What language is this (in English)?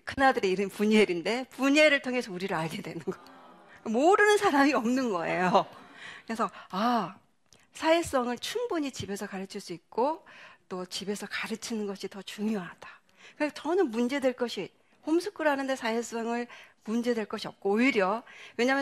Korean